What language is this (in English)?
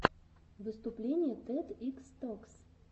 Russian